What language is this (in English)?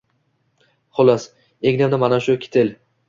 Uzbek